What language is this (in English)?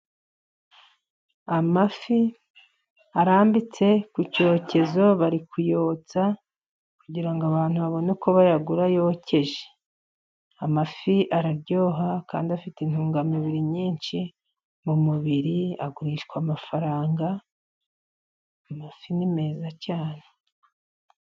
Kinyarwanda